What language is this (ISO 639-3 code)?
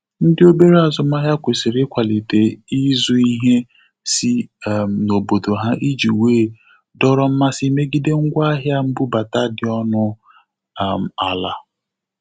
ibo